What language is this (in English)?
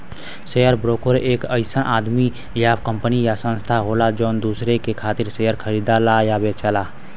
Bhojpuri